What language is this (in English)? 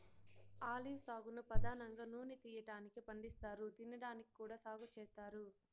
Telugu